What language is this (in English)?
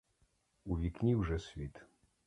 Ukrainian